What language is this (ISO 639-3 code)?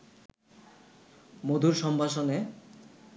ben